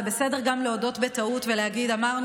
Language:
Hebrew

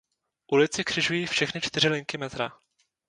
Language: Czech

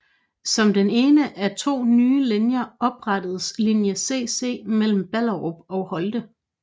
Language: Danish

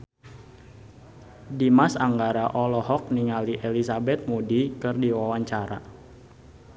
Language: Sundanese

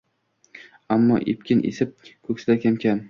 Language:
Uzbek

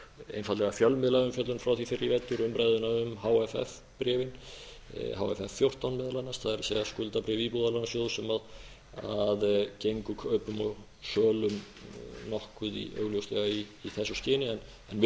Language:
Icelandic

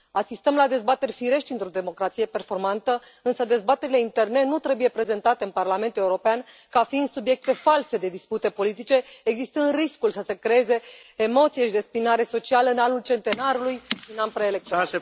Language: Romanian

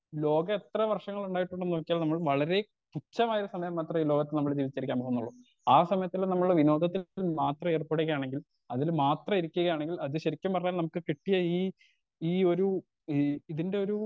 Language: Malayalam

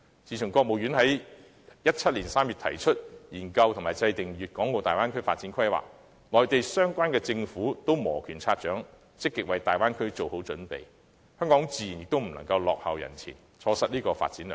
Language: Cantonese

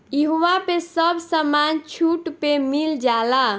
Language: Bhojpuri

